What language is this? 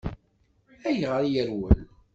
Kabyle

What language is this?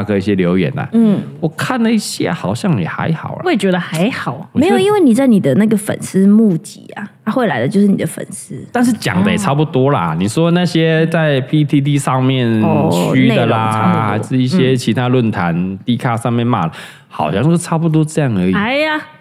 Chinese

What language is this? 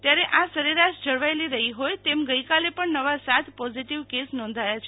Gujarati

